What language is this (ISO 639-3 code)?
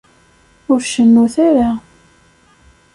kab